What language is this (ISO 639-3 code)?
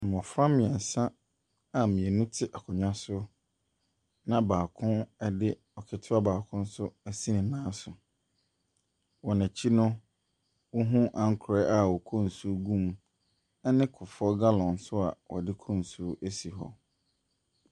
aka